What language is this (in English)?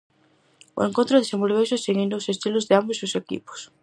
Galician